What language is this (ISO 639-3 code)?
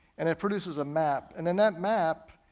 eng